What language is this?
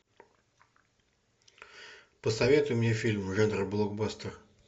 Russian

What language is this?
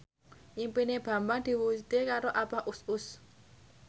Javanese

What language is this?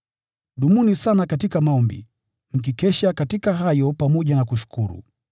Swahili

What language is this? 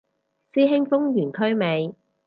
Cantonese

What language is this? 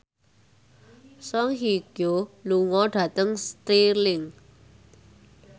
Javanese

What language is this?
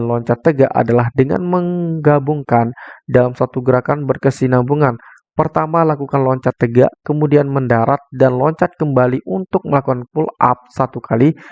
Indonesian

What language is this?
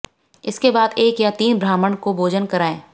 Hindi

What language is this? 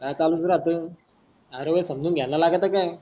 Marathi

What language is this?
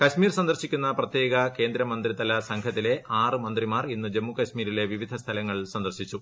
Malayalam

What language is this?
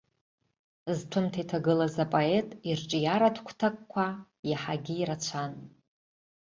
Abkhazian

